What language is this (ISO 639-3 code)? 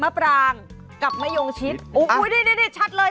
tha